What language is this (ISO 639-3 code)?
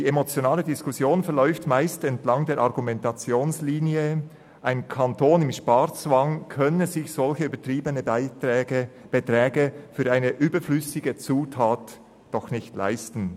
gsw